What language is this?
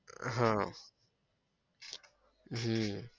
Gujarati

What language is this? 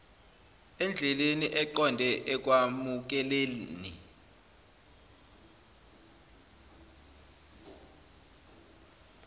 Zulu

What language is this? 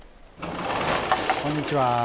Japanese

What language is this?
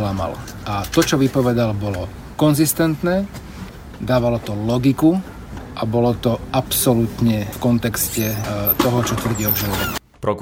Slovak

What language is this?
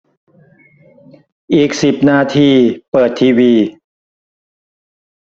Thai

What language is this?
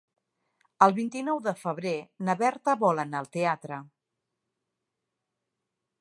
Catalan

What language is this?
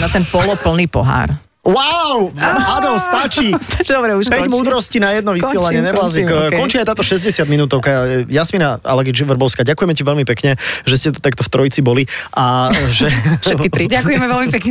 Slovak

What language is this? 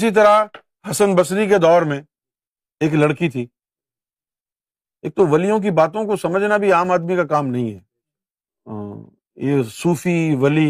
Urdu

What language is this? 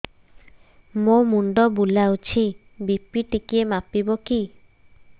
Odia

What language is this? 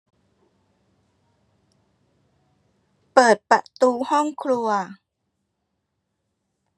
Thai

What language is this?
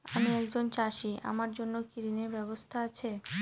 Bangla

